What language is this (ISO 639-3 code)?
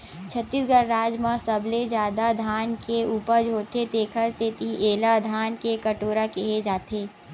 hne